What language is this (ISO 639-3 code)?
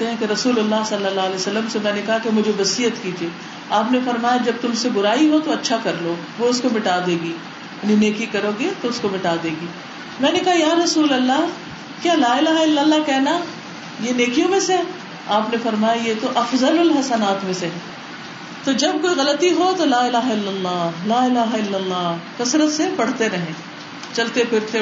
urd